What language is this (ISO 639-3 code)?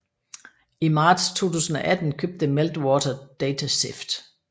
dan